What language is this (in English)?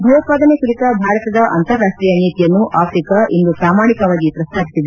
Kannada